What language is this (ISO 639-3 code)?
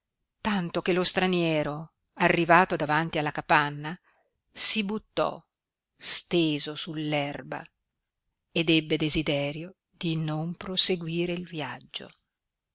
ita